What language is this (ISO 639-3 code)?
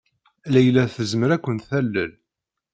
kab